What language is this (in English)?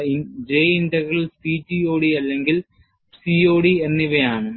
Malayalam